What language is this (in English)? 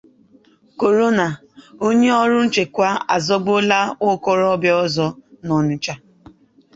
Igbo